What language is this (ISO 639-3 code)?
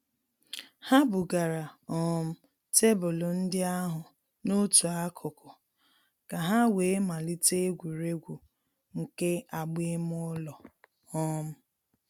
ibo